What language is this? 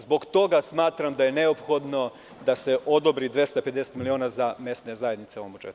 Serbian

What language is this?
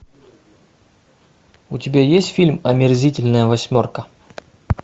Russian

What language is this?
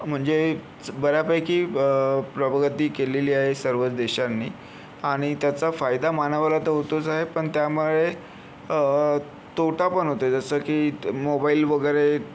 Marathi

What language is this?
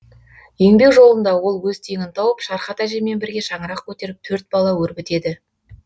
Kazakh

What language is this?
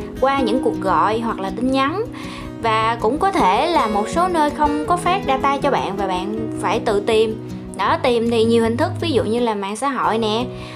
Vietnamese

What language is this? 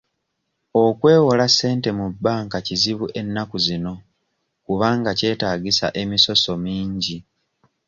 Ganda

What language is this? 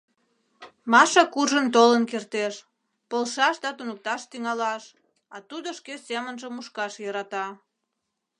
Mari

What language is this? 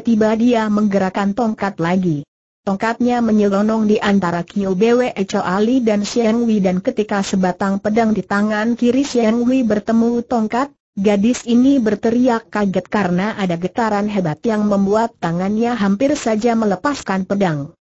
Indonesian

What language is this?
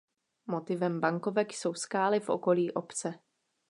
Czech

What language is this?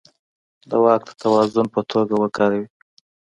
Pashto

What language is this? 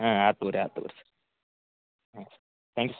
Kannada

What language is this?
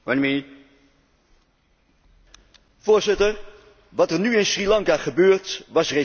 Dutch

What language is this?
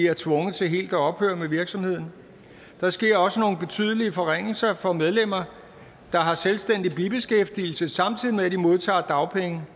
Danish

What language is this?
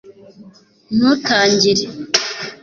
Kinyarwanda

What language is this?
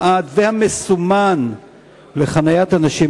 Hebrew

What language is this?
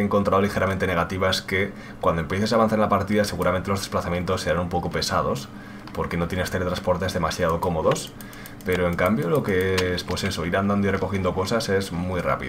Spanish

